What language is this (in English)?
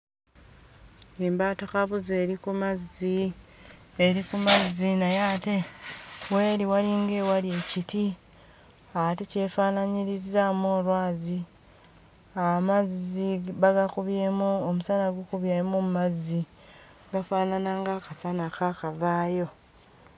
Ganda